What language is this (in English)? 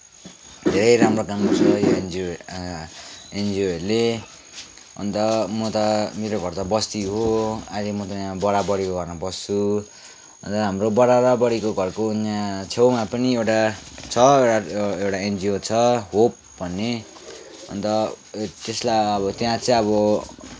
Nepali